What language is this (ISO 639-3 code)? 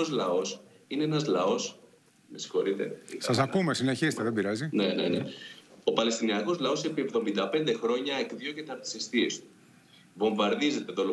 ell